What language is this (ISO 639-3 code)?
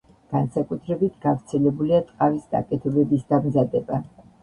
kat